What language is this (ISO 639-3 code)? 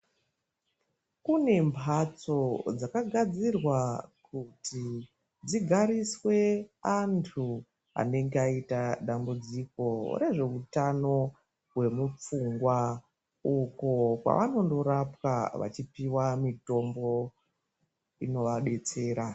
ndc